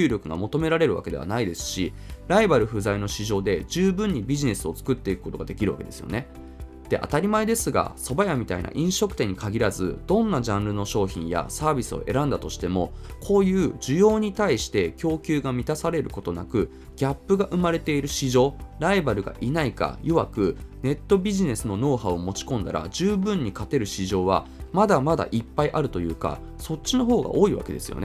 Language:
Japanese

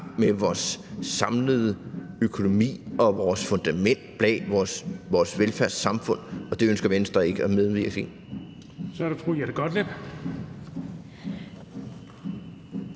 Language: Danish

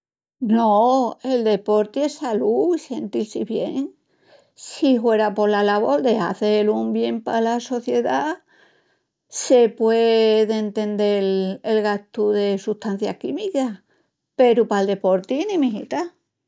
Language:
Extremaduran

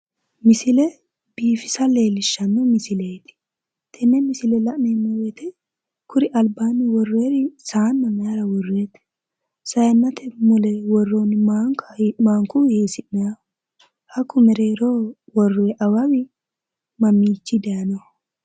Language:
Sidamo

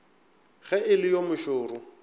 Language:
Northern Sotho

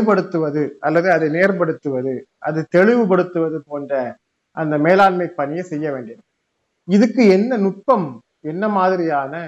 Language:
Tamil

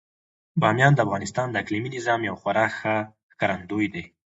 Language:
Pashto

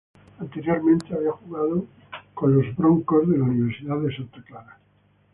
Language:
Spanish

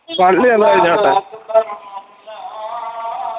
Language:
Malayalam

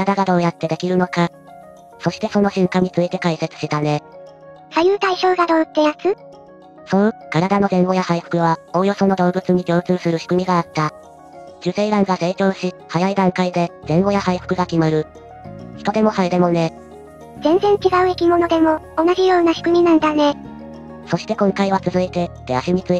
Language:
Japanese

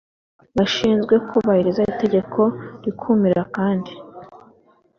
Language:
Kinyarwanda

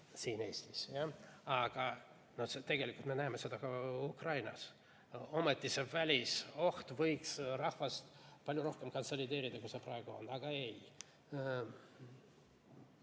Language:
Estonian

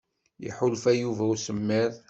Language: Kabyle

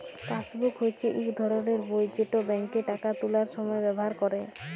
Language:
Bangla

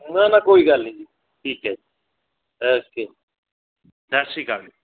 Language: Punjabi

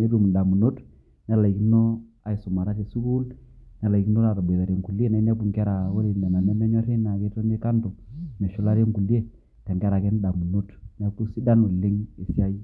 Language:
Masai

